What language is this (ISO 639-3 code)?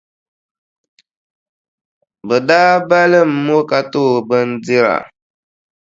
dag